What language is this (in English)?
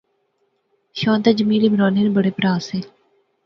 Pahari-Potwari